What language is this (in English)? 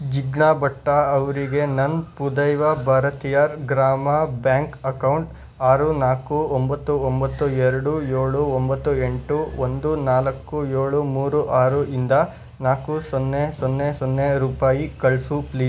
Kannada